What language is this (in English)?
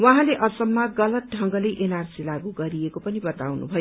Nepali